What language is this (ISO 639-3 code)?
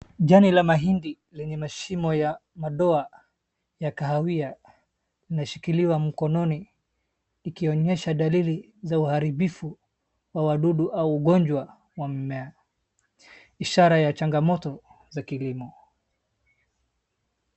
swa